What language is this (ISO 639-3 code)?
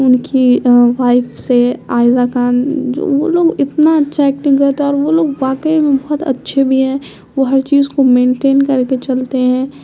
urd